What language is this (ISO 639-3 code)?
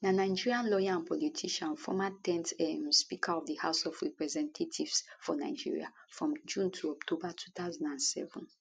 pcm